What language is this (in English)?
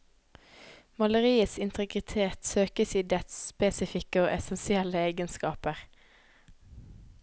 Norwegian